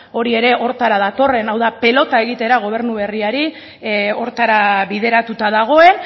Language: Basque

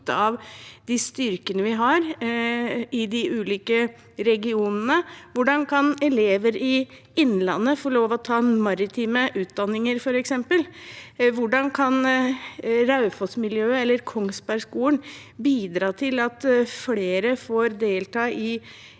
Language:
Norwegian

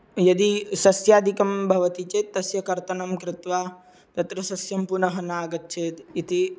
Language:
Sanskrit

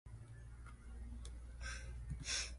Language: Min Nan Chinese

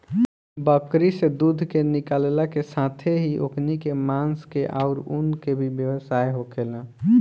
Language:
Bhojpuri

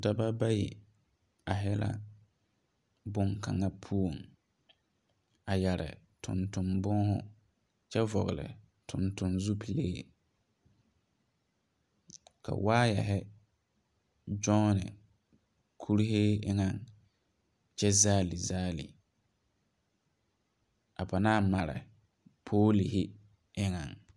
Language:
Southern Dagaare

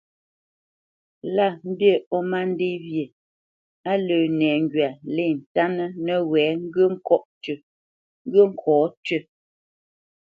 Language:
Bamenyam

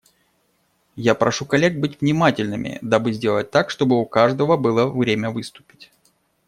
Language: Russian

